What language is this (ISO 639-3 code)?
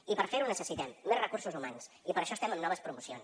cat